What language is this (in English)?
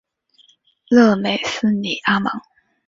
Chinese